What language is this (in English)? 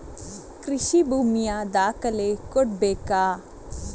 Kannada